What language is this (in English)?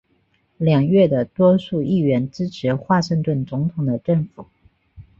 Chinese